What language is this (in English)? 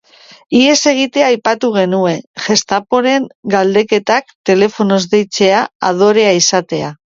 Basque